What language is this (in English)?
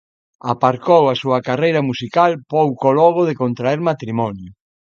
Galician